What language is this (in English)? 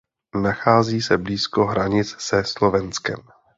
Czech